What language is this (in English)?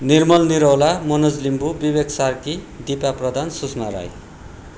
Nepali